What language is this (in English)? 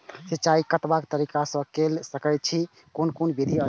Maithili